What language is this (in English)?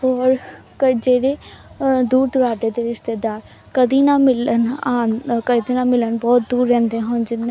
Punjabi